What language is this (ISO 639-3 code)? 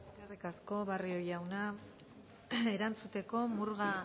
eus